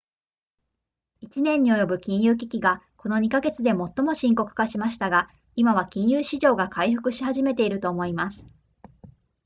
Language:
Japanese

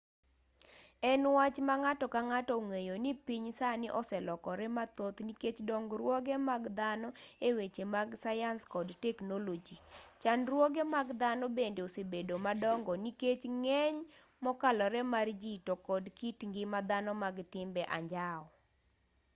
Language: Luo (Kenya and Tanzania)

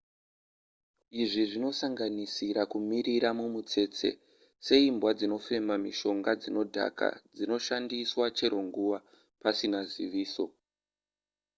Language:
Shona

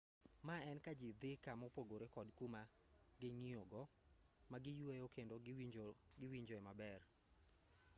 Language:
Luo (Kenya and Tanzania)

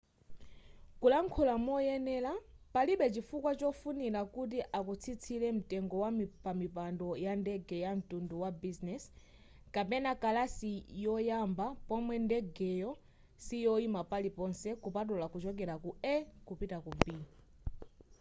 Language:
Nyanja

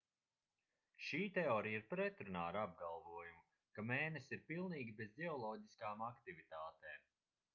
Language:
Latvian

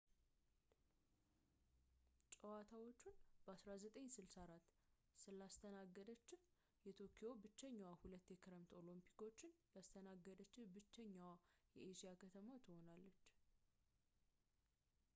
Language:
Amharic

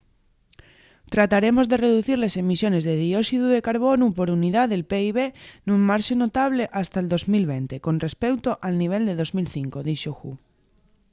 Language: Asturian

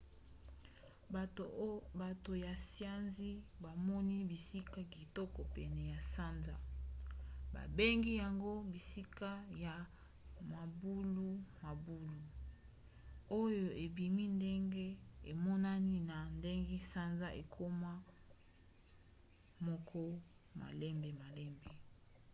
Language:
Lingala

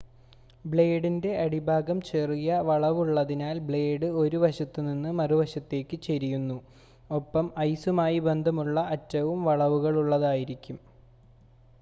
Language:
Malayalam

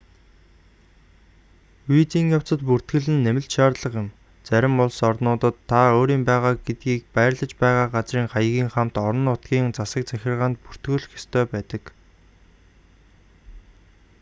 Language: Mongolian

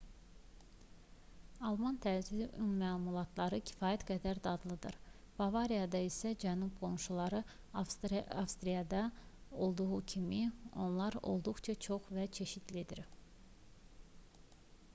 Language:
Azerbaijani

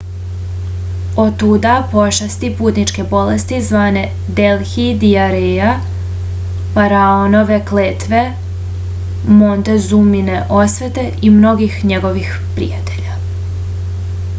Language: Serbian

